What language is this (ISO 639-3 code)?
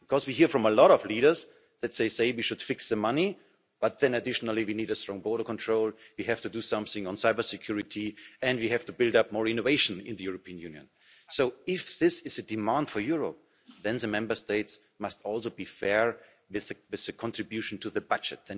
eng